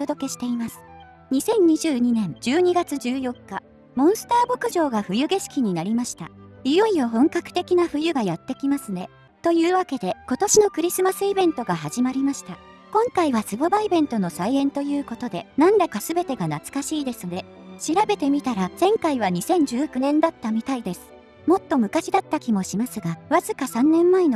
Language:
Japanese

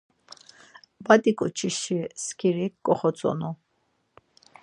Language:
Laz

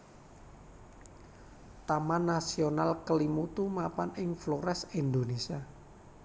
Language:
Javanese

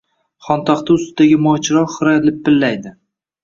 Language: Uzbek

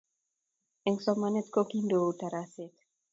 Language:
Kalenjin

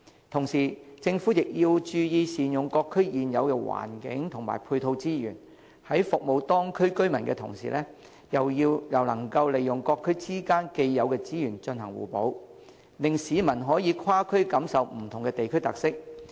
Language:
Cantonese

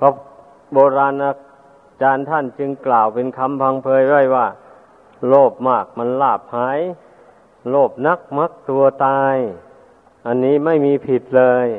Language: Thai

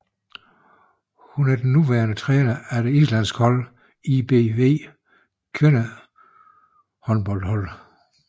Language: Danish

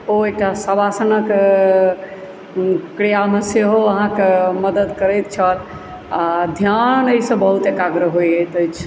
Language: Maithili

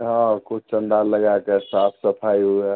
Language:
Maithili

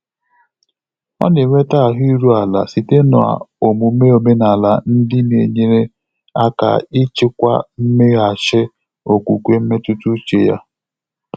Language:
Igbo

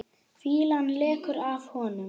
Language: Icelandic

